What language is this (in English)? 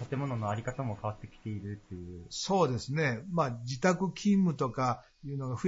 Japanese